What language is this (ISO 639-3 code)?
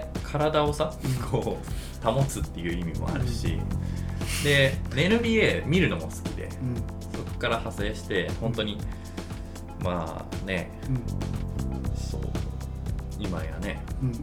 jpn